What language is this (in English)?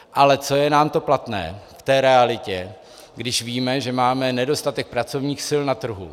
Czech